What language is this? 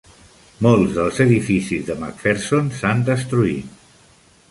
Catalan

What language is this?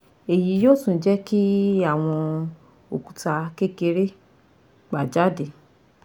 Yoruba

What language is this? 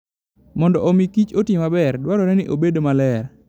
Luo (Kenya and Tanzania)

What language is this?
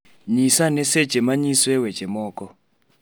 Luo (Kenya and Tanzania)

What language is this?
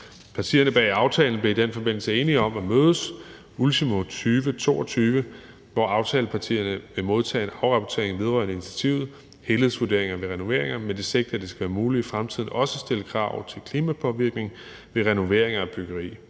Danish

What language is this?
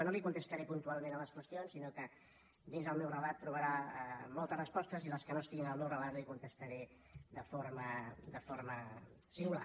Catalan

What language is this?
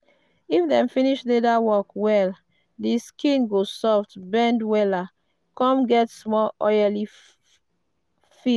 Nigerian Pidgin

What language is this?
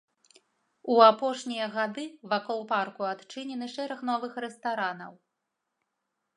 Belarusian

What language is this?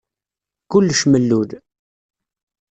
Kabyle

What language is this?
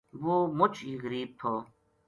Gujari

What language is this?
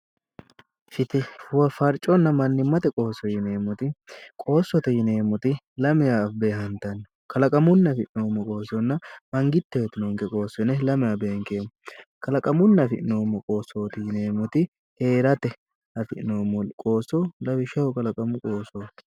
Sidamo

